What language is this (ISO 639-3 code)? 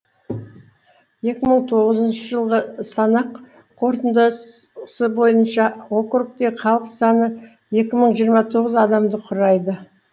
kaz